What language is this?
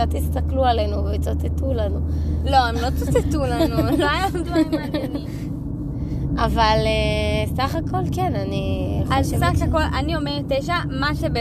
Hebrew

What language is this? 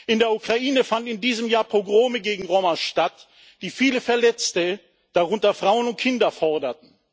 German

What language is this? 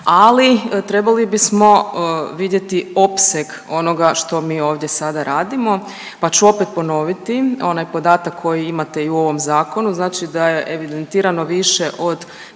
Croatian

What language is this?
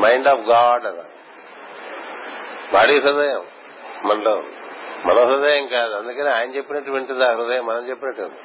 Telugu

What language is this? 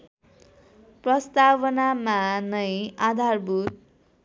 Nepali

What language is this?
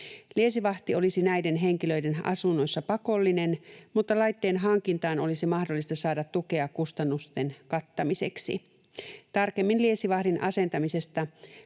Finnish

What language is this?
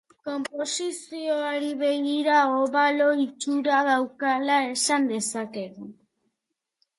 Basque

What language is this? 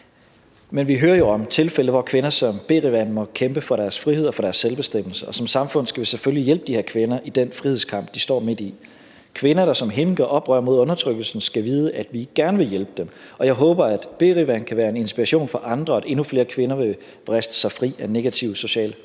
Danish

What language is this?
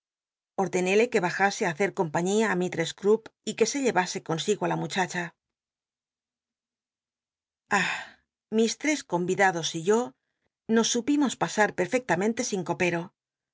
Spanish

